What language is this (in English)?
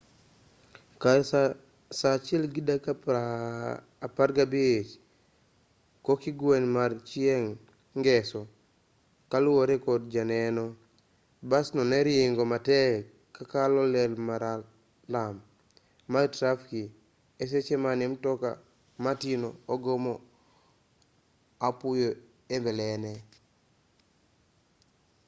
Luo (Kenya and Tanzania)